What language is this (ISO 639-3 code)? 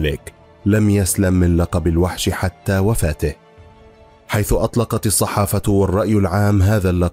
ara